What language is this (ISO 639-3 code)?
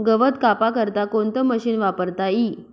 mar